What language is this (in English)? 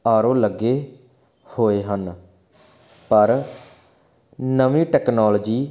Punjabi